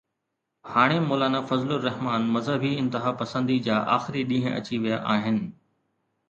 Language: Sindhi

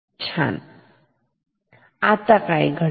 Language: Marathi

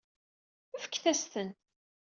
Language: Kabyle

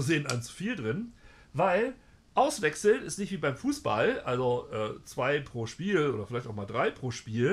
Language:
German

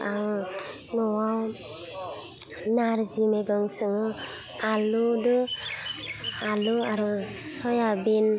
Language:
Bodo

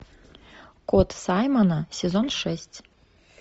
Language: Russian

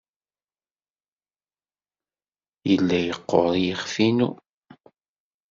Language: Kabyle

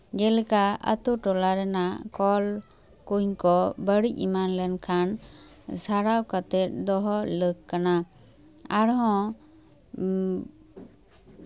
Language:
Santali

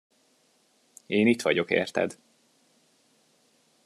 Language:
Hungarian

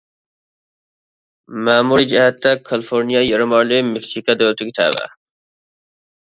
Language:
Uyghur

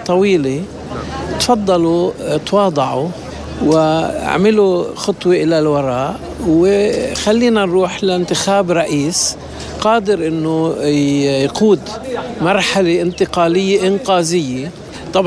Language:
Arabic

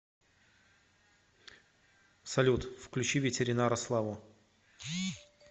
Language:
Russian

